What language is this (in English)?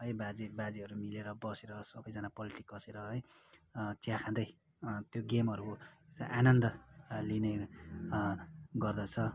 Nepali